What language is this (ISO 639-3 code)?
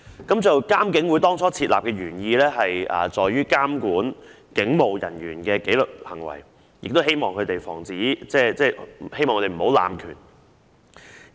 yue